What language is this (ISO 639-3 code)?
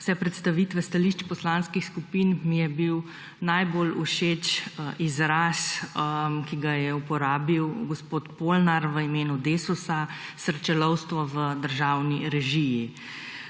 slv